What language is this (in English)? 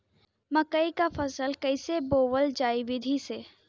Bhojpuri